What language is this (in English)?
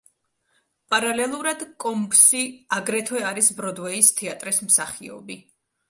Georgian